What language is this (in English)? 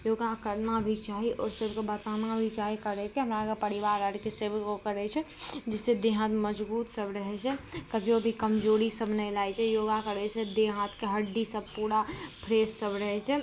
Maithili